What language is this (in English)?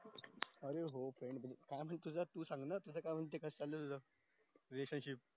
Marathi